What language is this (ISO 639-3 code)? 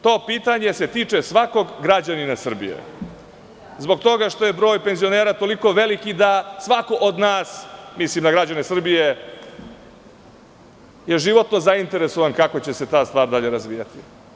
srp